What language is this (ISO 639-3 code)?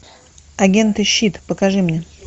rus